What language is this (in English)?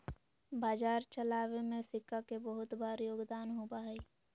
Magahi